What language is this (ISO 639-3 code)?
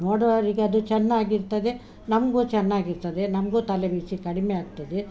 kan